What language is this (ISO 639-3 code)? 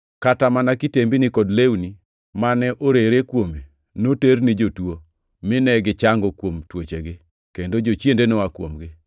luo